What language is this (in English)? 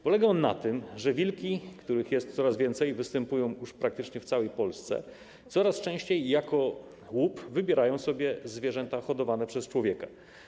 Polish